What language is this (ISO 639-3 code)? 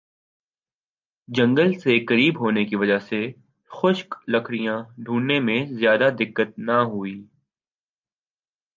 urd